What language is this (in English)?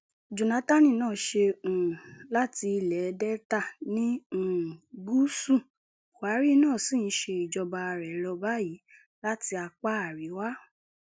Yoruba